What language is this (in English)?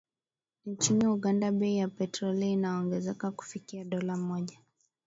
Swahili